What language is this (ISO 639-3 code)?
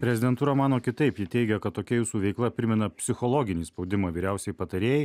lit